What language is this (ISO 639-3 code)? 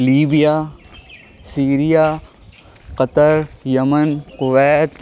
urd